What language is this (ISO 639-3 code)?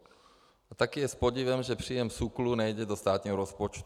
ces